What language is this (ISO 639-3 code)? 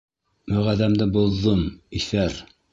bak